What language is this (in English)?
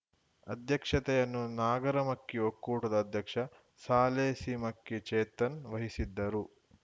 Kannada